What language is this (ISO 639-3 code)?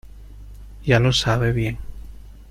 spa